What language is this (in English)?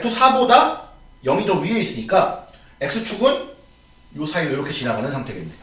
Korean